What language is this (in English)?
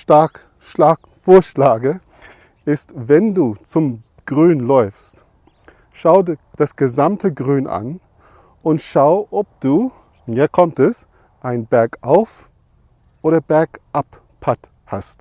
German